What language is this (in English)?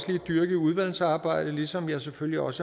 Danish